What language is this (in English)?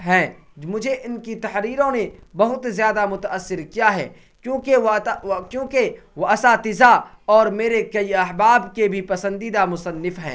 Urdu